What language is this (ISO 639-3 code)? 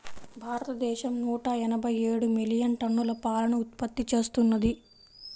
tel